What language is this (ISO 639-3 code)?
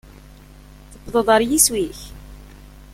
kab